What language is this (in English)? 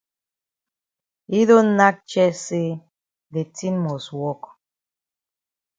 Cameroon Pidgin